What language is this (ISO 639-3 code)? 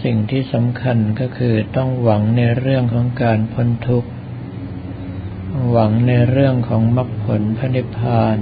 tha